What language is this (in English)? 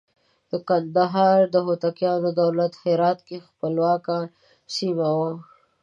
Pashto